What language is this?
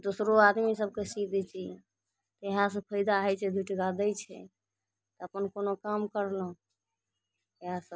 Maithili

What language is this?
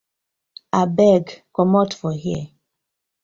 Nigerian Pidgin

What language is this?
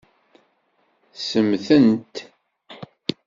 Kabyle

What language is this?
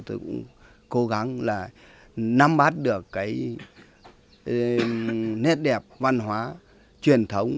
Vietnamese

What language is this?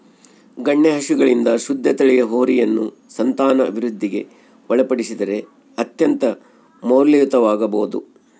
Kannada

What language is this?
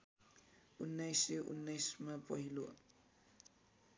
Nepali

